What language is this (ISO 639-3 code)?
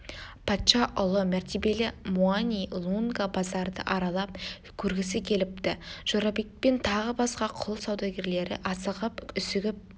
kaz